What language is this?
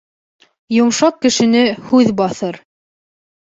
Bashkir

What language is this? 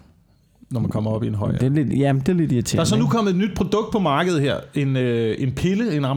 Danish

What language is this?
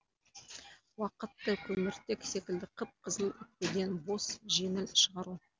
Kazakh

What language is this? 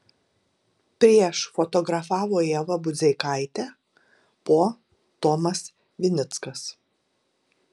Lithuanian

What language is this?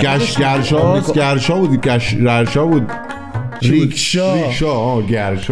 Persian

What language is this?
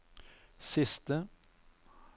Norwegian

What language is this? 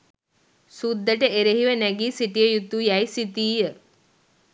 Sinhala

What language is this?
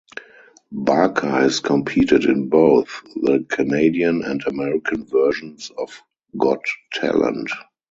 English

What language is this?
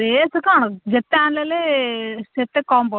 Odia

